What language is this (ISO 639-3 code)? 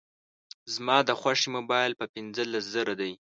pus